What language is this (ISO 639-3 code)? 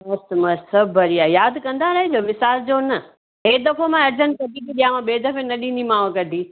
snd